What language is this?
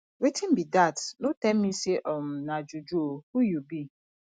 Nigerian Pidgin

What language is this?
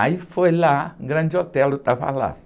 Portuguese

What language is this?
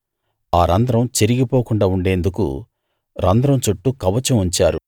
Telugu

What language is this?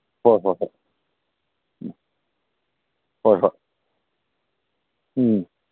Manipuri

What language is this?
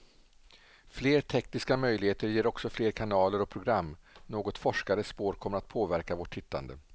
Swedish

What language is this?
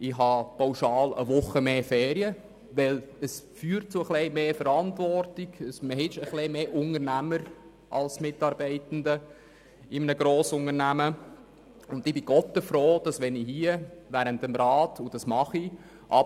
Swiss German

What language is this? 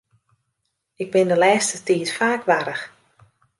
Western Frisian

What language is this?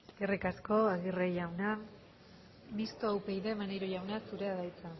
Basque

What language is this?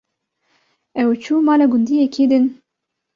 Kurdish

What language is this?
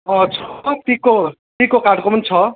Nepali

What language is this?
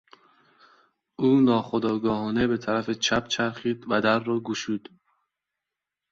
Persian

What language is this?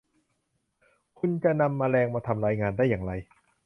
Thai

